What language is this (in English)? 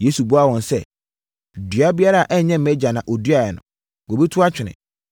Akan